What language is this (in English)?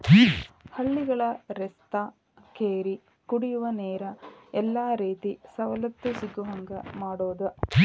Kannada